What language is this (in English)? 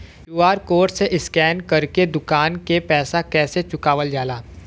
Bhojpuri